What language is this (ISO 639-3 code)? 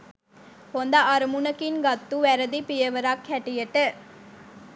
sin